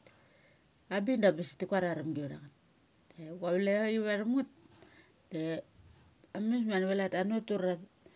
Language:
Mali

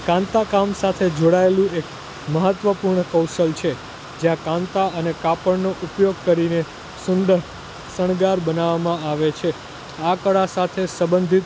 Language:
Gujarati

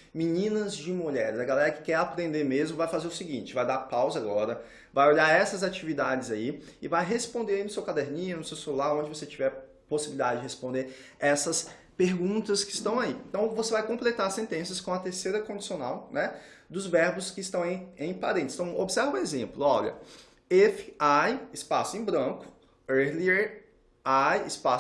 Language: Portuguese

